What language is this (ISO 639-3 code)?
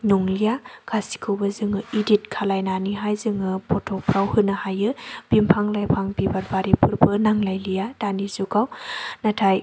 brx